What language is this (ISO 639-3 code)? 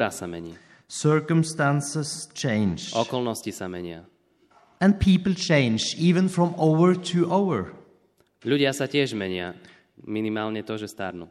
slk